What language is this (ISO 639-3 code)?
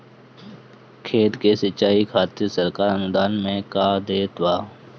bho